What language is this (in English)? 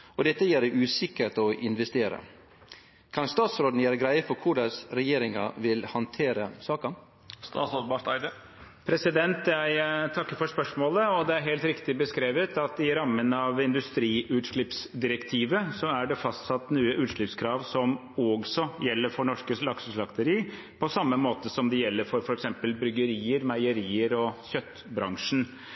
Norwegian